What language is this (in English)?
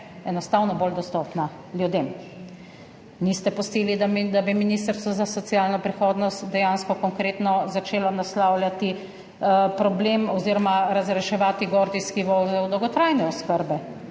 Slovenian